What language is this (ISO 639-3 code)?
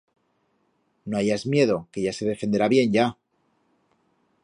arg